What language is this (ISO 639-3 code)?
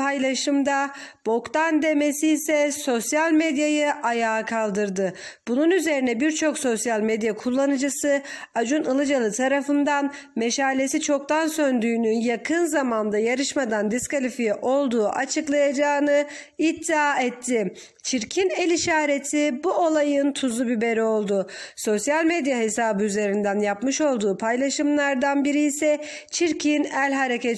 tur